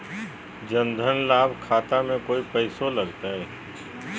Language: Magahi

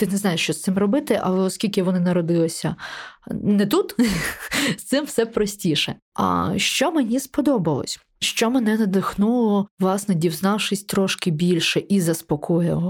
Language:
Ukrainian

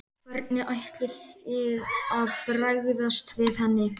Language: Icelandic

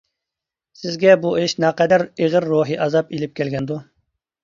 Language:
Uyghur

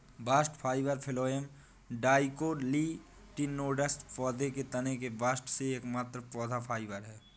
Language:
Hindi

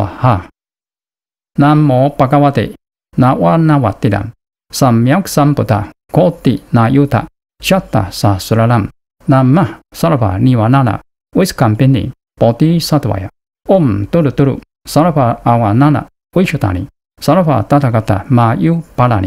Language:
Japanese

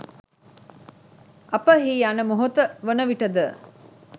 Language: Sinhala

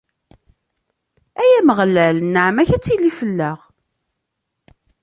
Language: Kabyle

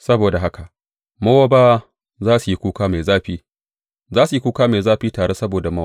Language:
Hausa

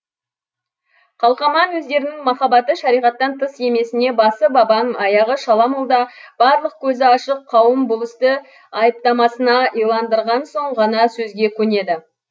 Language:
Kazakh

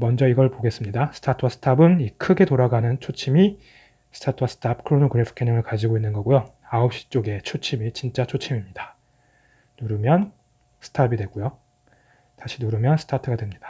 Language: Korean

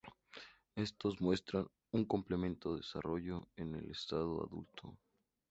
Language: Spanish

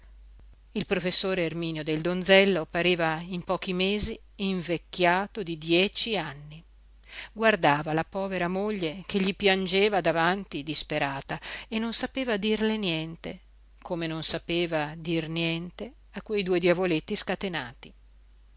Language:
Italian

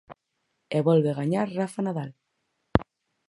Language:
Galician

